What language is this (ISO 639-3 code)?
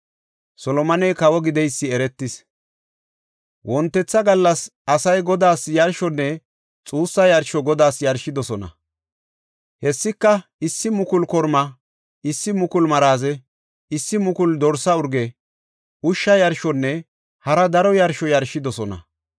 gof